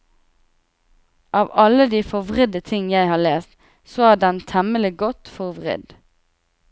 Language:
Norwegian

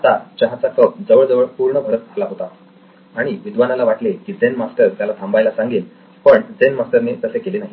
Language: Marathi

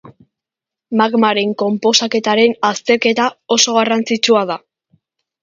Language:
Basque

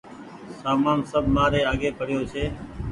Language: Goaria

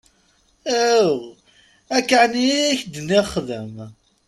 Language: Kabyle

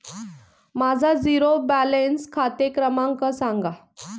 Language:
Marathi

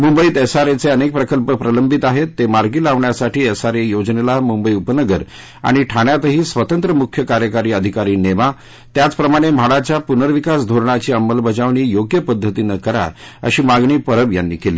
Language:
Marathi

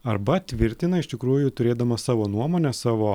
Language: Lithuanian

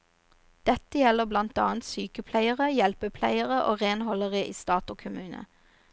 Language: Norwegian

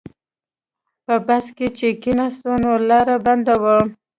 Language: Pashto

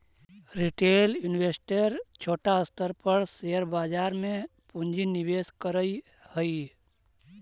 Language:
Magahi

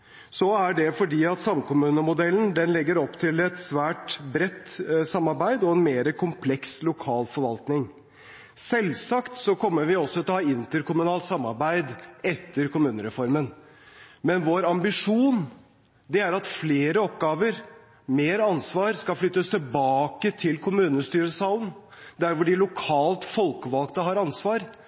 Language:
Norwegian Bokmål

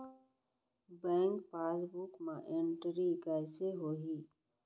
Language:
Chhattisgarhi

